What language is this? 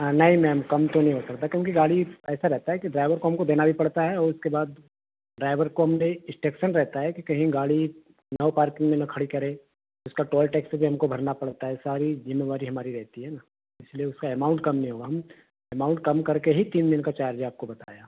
Hindi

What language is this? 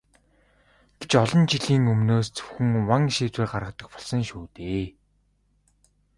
Mongolian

